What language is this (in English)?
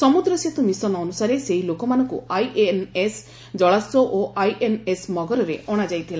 Odia